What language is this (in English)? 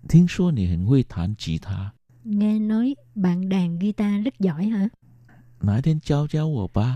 Vietnamese